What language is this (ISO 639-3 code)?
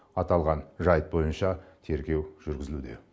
kaz